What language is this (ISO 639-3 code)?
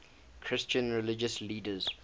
eng